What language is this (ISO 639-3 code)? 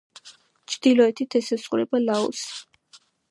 kat